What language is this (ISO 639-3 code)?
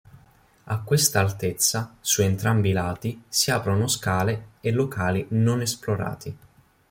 ita